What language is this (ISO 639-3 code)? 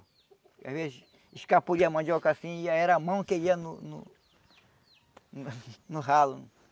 por